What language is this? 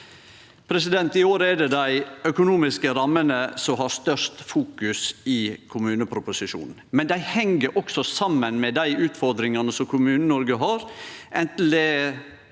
Norwegian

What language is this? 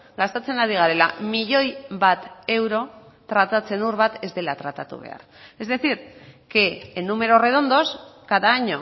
Basque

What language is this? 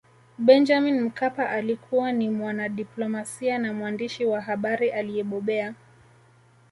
Swahili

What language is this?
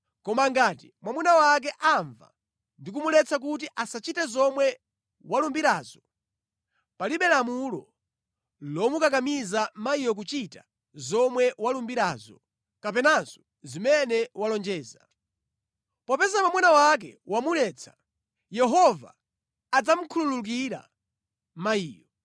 Nyanja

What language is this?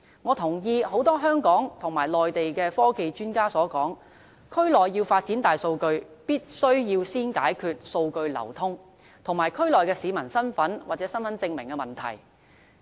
Cantonese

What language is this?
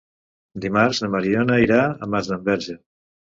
Catalan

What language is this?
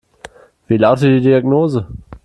German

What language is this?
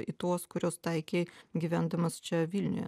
Lithuanian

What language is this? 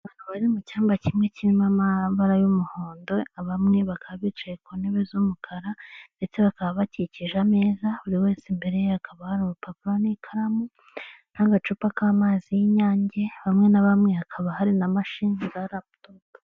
Kinyarwanda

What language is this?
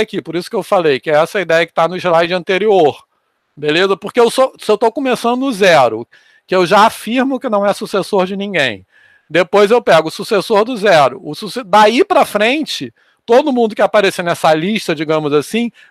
Portuguese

